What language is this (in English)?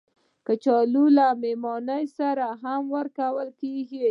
Pashto